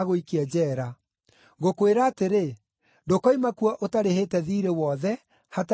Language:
Kikuyu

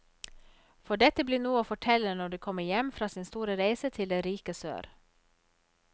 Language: Norwegian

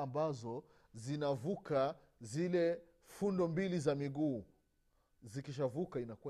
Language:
Swahili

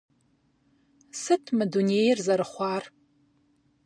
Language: Kabardian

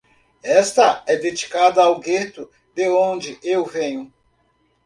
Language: Portuguese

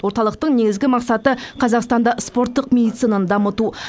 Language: Kazakh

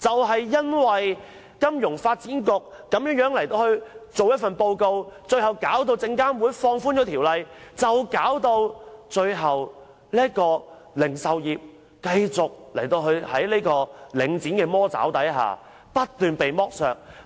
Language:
Cantonese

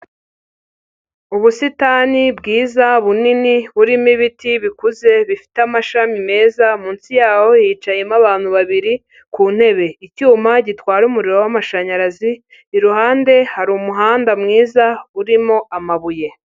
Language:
Kinyarwanda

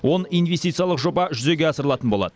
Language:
Kazakh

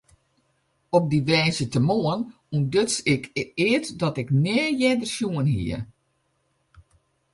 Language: Western Frisian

